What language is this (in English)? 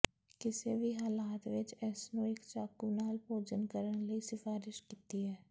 Punjabi